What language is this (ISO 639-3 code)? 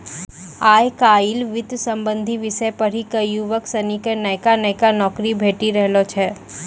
mai